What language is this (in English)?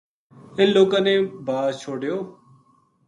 Gujari